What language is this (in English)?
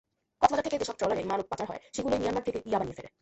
Bangla